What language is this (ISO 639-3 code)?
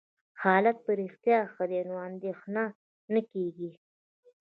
pus